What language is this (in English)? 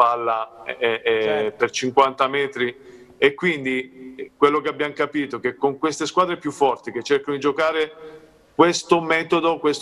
Italian